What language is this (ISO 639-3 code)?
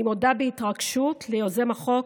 heb